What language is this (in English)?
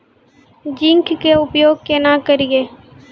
Maithili